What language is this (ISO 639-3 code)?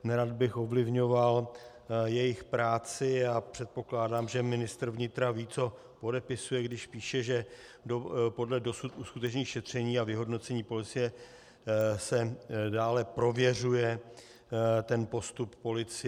ces